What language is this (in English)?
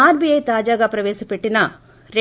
Telugu